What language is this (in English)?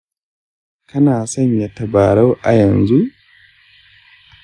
Hausa